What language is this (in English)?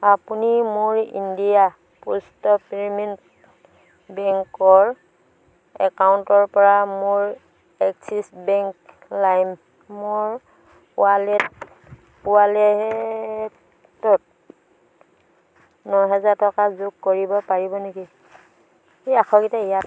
Assamese